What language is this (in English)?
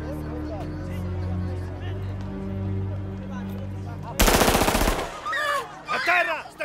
Italian